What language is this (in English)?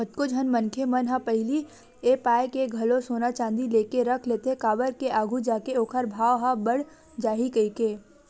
Chhattisgarhi